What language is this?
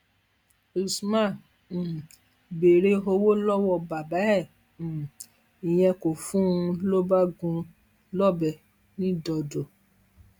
Yoruba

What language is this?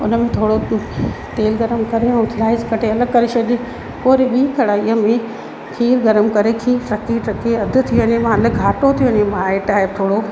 Sindhi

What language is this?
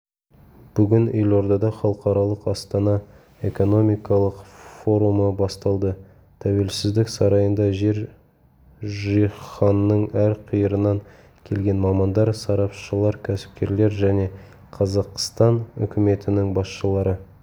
Kazakh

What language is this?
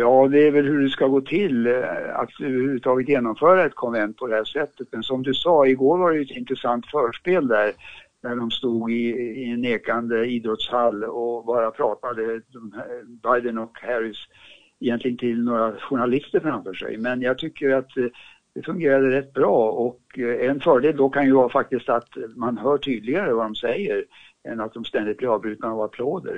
Swedish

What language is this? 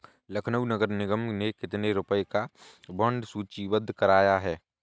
Hindi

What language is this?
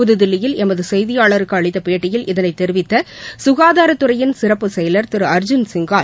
Tamil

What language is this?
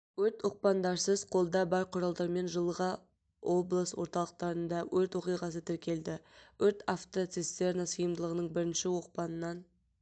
Kazakh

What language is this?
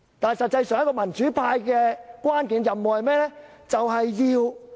Cantonese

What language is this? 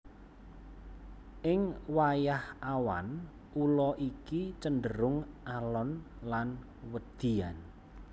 Javanese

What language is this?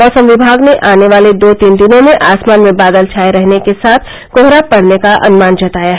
Hindi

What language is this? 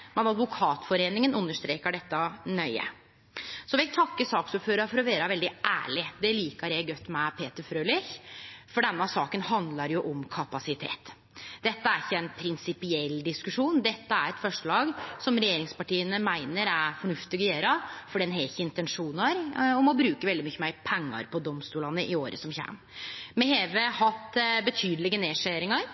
Norwegian Nynorsk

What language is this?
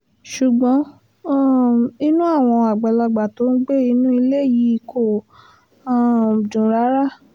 Yoruba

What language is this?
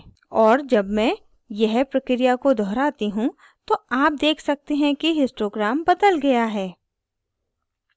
Hindi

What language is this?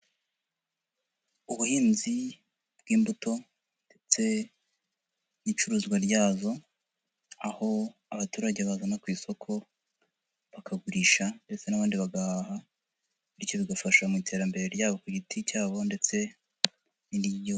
Kinyarwanda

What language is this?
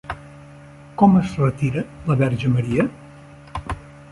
Catalan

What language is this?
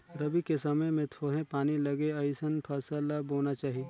Chhattisgarhi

